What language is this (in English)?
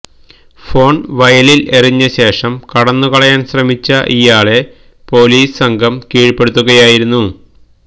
Malayalam